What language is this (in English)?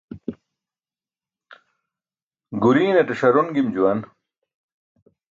Burushaski